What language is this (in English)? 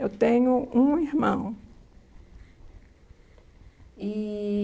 Portuguese